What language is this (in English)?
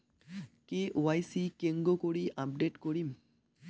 Bangla